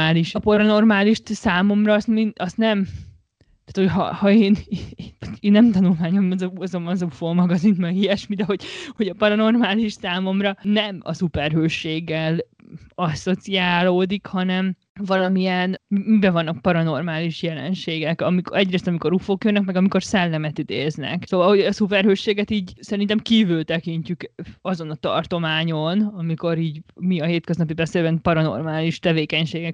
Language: Hungarian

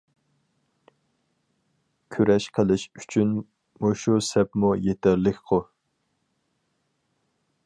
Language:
Uyghur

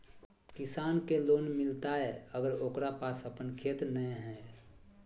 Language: Magahi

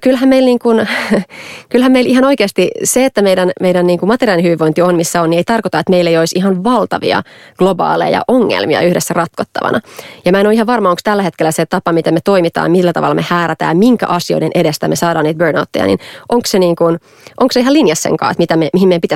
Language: Finnish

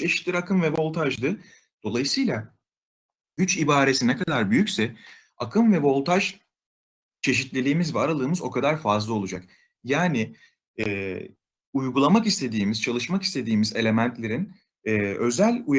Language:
Turkish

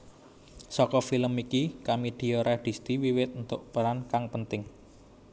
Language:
Javanese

